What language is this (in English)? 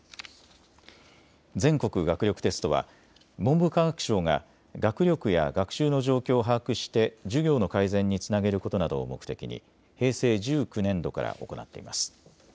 Japanese